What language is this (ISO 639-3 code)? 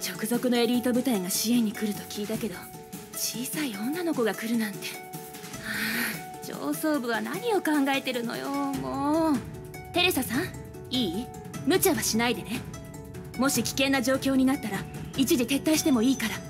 jpn